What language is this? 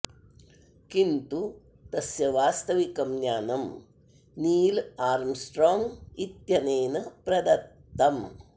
Sanskrit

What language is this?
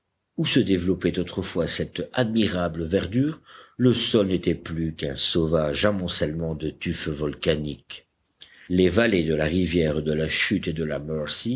French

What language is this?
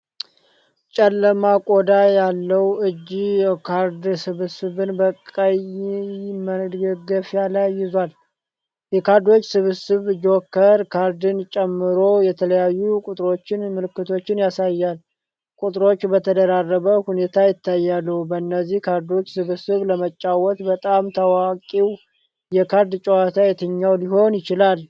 Amharic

